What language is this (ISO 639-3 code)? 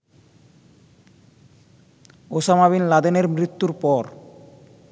ben